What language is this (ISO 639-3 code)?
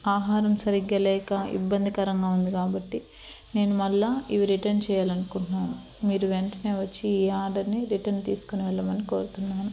tel